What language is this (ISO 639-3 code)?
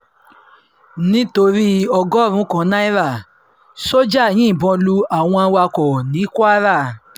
yor